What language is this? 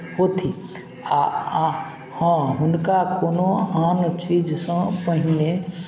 Maithili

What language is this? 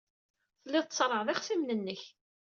Kabyle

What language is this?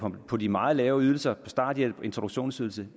Danish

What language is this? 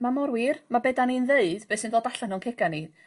Welsh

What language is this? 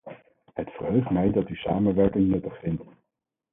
Dutch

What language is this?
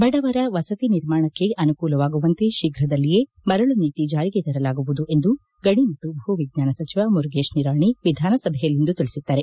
Kannada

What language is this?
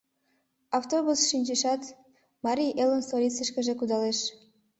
Mari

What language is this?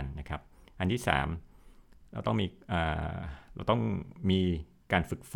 Thai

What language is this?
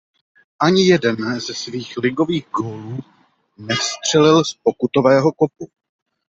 Czech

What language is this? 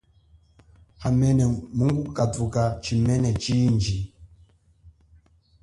Chokwe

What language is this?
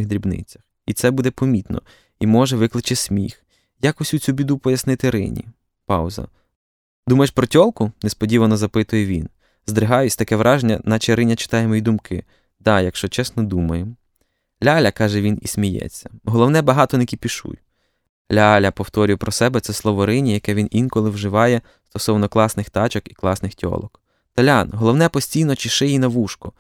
Ukrainian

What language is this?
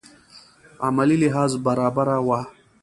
Pashto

